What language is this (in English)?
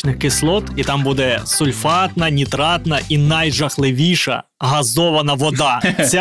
Ukrainian